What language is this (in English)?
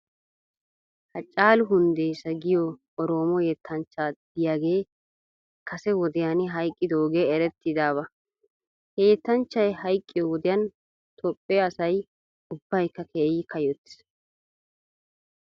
Wolaytta